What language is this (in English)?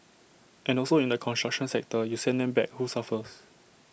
English